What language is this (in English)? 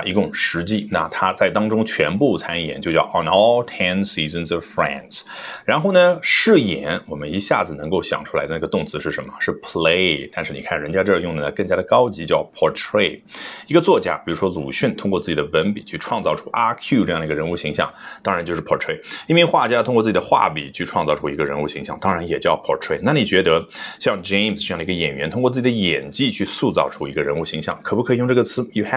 Chinese